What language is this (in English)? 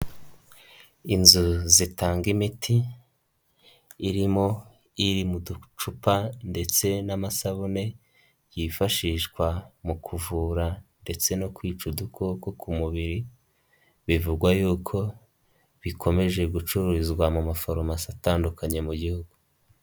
Kinyarwanda